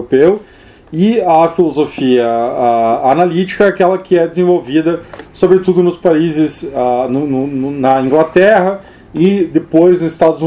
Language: Portuguese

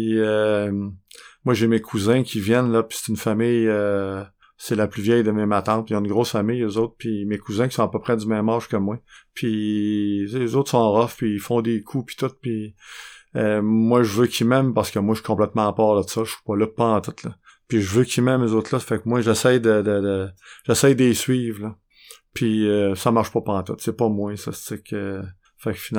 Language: French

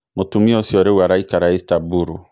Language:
Kikuyu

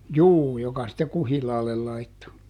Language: Finnish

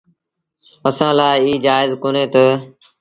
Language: Sindhi Bhil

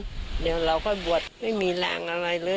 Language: Thai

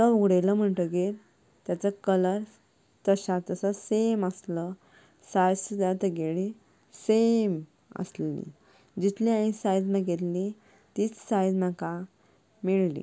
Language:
Konkani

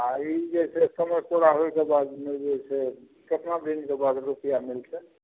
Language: Maithili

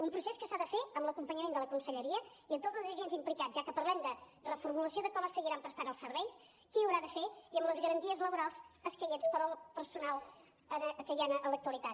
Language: Catalan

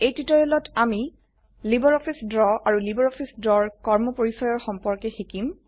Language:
Assamese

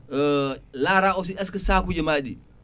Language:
Fula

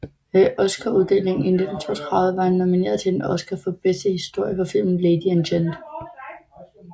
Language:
Danish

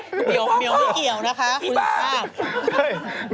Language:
Thai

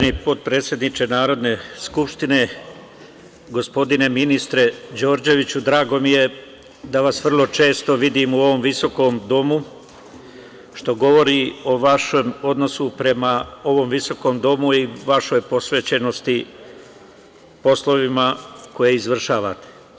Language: Serbian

